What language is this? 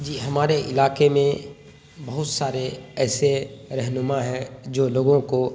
Urdu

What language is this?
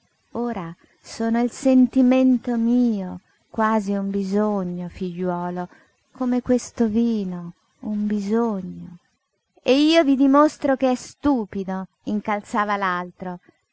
Italian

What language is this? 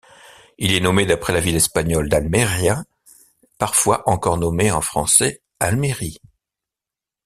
French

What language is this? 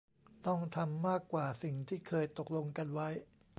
Thai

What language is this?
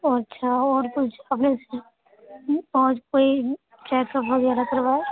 Urdu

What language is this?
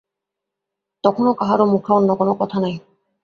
Bangla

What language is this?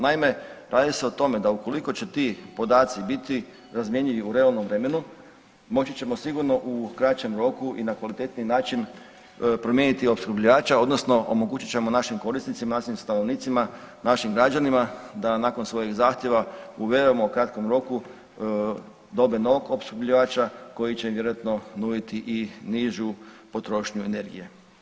Croatian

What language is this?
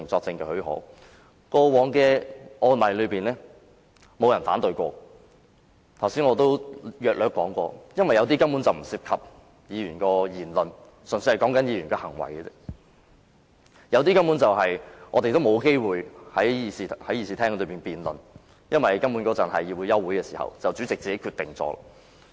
Cantonese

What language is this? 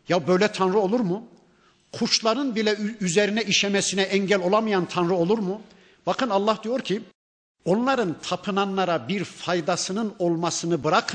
Turkish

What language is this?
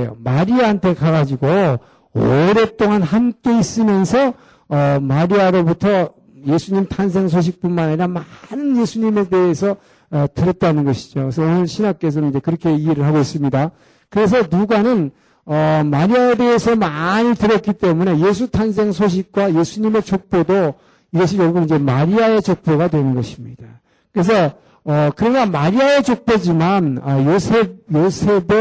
Korean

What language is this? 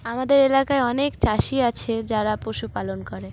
Bangla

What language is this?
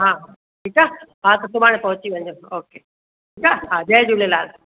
Sindhi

